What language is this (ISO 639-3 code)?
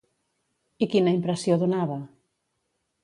cat